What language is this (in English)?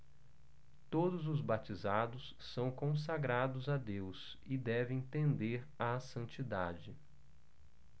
Portuguese